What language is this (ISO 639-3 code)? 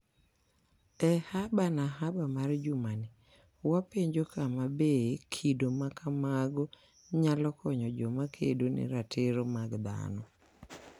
luo